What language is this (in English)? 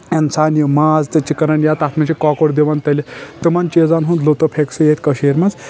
Kashmiri